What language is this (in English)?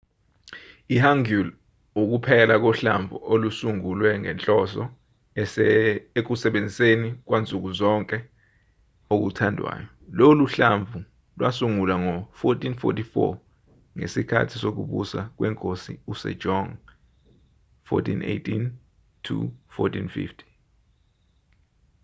Zulu